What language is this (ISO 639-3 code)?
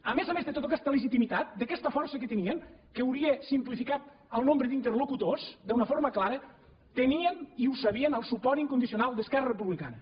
cat